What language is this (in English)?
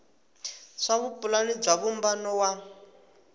Tsonga